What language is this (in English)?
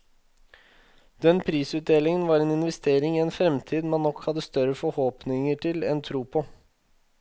Norwegian